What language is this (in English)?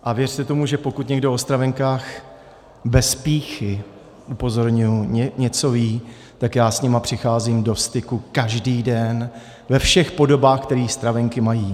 Czech